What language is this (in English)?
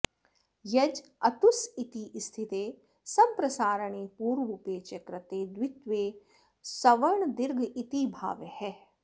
Sanskrit